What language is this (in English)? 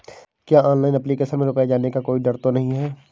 Hindi